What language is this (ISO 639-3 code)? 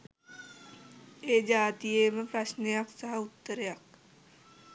sin